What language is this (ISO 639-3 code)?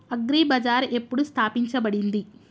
tel